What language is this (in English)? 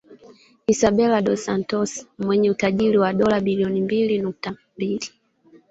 Swahili